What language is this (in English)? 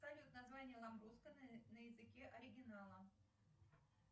Russian